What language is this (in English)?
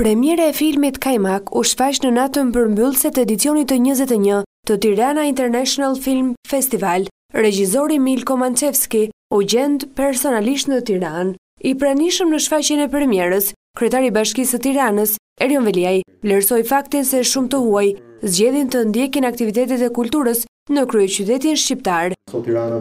Romanian